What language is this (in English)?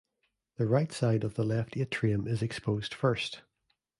English